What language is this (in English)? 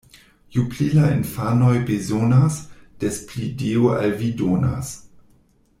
Esperanto